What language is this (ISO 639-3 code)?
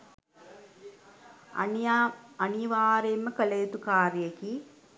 sin